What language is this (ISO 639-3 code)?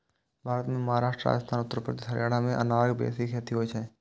mai